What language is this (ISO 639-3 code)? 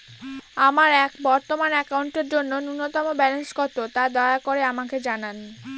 ben